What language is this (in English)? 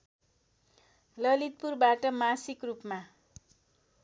Nepali